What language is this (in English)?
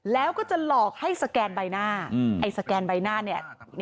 Thai